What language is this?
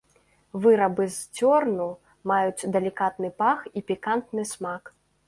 Belarusian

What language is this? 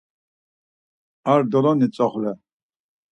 Laz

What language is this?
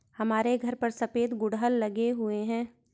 Hindi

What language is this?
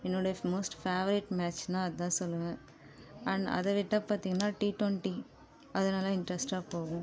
Tamil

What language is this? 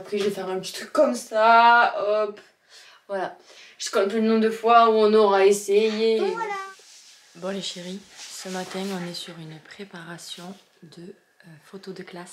French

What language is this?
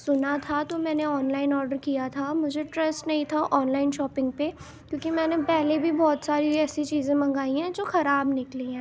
Urdu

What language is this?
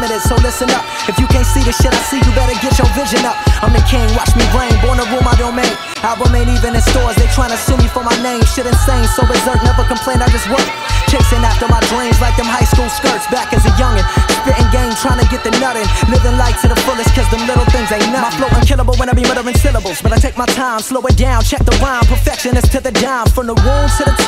English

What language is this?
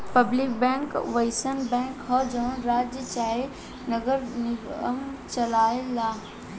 Bhojpuri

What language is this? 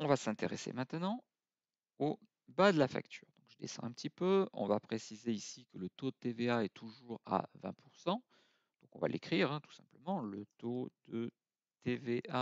French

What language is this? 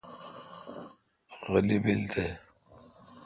Kalkoti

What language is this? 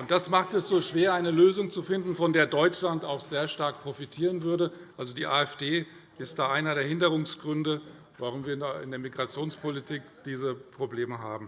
German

